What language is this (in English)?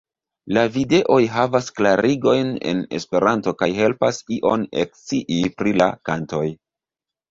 Esperanto